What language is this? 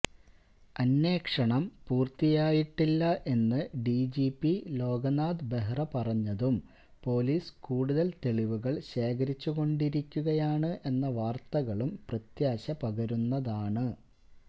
Malayalam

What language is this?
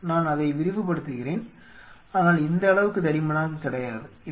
Tamil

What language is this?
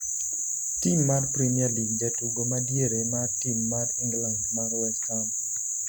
Luo (Kenya and Tanzania)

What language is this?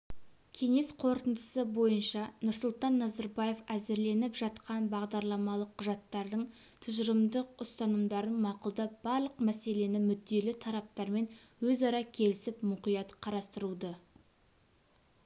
Kazakh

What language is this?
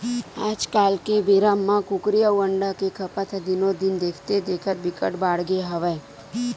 Chhattisgarhi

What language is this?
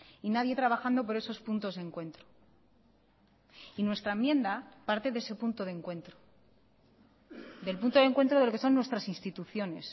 Spanish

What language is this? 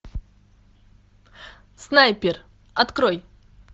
Russian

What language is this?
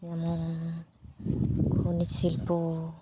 Santali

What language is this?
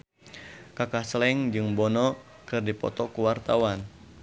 Sundanese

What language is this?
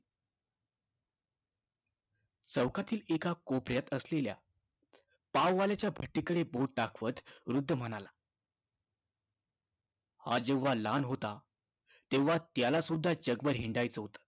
Marathi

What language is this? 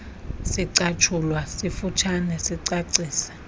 Xhosa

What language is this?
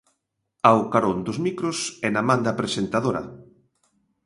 Galician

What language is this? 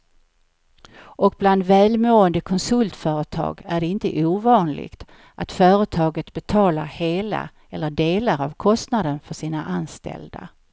Swedish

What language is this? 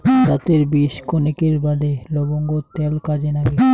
Bangla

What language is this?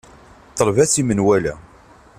Kabyle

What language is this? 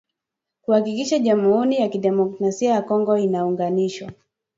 Swahili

